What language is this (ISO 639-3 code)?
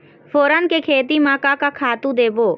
hne